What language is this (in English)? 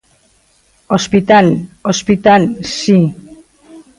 Galician